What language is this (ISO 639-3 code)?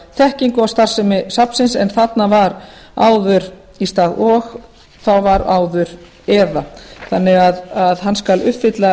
isl